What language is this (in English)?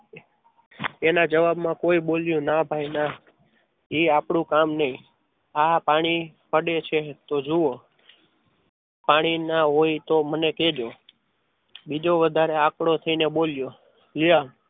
Gujarati